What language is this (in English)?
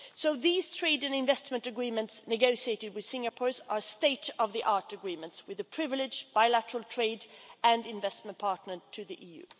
English